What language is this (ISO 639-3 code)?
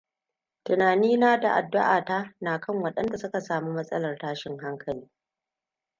hau